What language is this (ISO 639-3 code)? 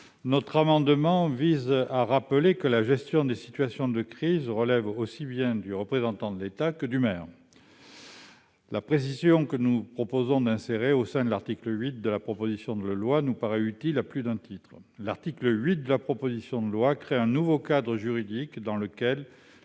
fra